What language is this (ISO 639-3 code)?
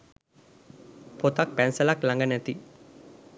sin